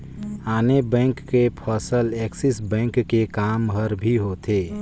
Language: Chhattisgarhi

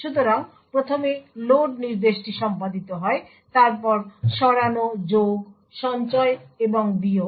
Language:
Bangla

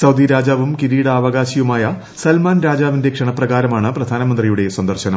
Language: Malayalam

